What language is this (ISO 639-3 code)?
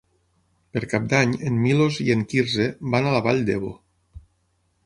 cat